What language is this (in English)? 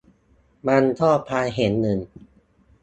Thai